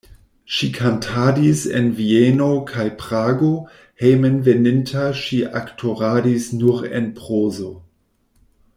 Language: Esperanto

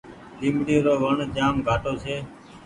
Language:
Goaria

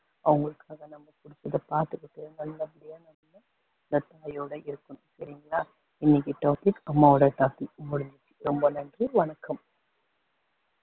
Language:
Tamil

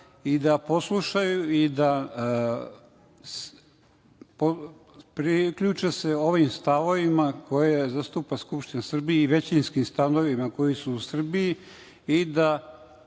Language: Serbian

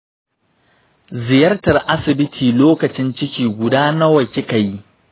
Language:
Hausa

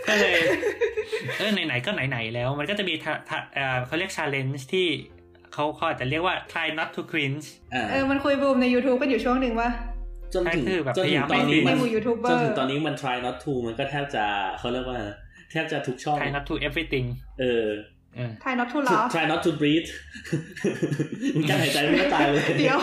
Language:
Thai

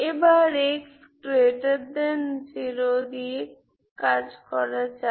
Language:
Bangla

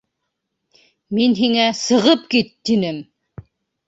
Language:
Bashkir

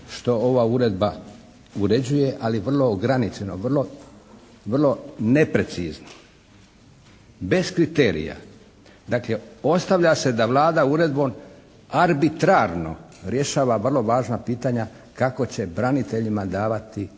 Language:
Croatian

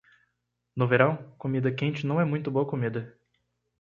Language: Portuguese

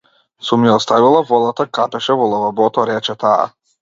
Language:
Macedonian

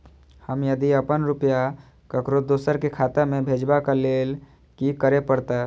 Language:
Maithili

